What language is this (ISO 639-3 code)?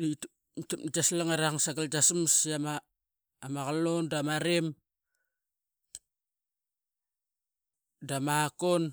byx